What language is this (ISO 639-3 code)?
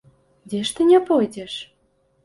bel